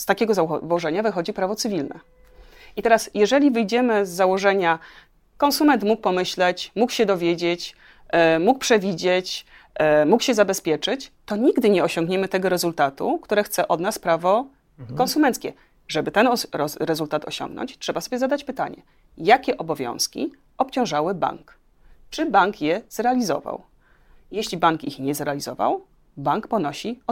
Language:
Polish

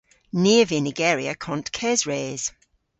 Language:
Cornish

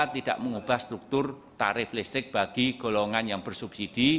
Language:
Indonesian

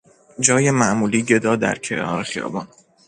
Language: Persian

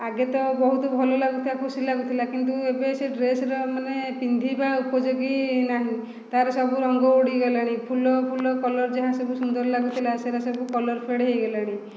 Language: Odia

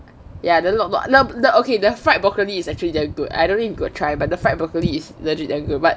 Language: English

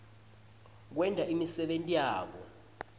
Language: Swati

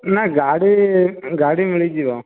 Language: Odia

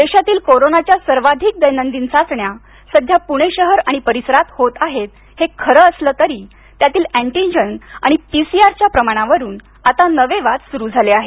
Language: Marathi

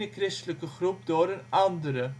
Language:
Dutch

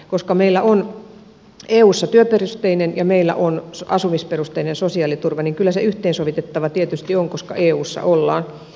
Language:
Finnish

